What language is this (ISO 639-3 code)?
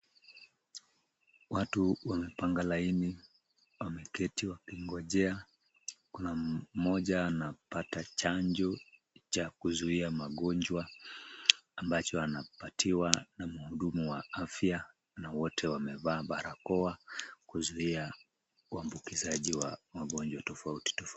swa